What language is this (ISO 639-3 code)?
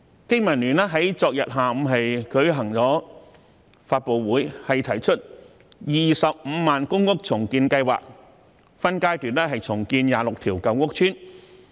yue